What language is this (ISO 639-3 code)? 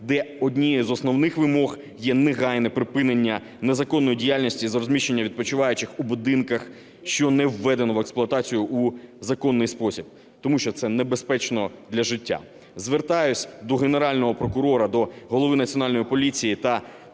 ukr